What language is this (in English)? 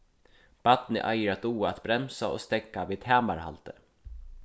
Faroese